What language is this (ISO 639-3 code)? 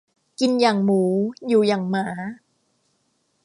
tha